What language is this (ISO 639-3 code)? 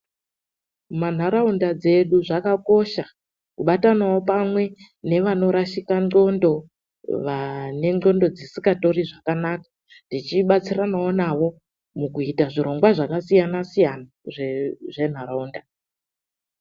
ndc